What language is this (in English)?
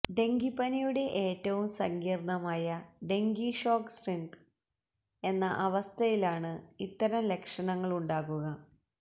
Malayalam